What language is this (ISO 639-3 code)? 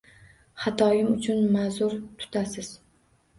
uzb